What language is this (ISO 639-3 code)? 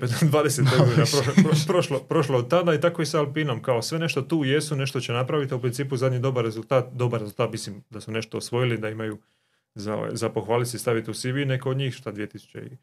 hrv